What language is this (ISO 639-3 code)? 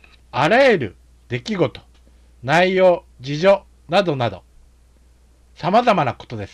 jpn